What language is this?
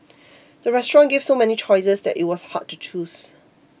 English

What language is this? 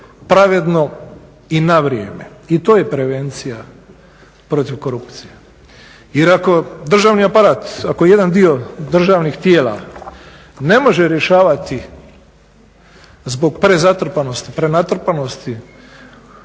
Croatian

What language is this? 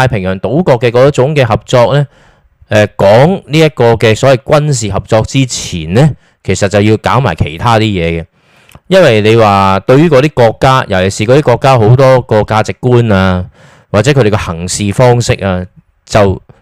Chinese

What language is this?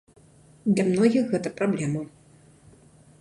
Belarusian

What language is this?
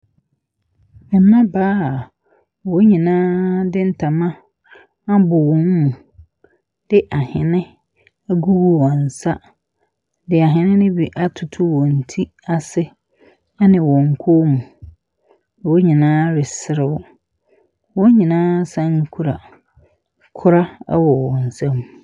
Akan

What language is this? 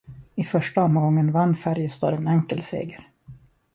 Swedish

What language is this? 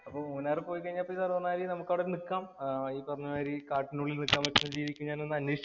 Malayalam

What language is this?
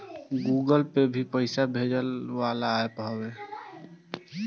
Bhojpuri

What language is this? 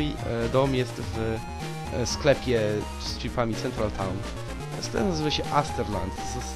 Polish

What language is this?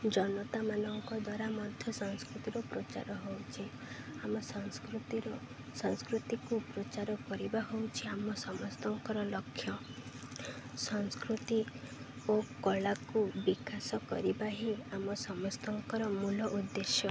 Odia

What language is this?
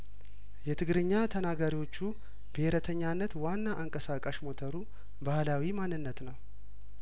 Amharic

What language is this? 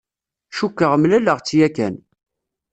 Kabyle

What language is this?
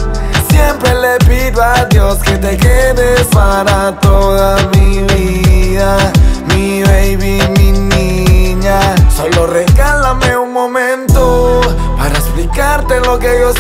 Russian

